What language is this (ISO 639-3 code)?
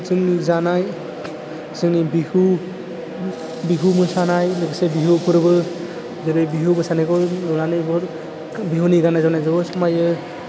brx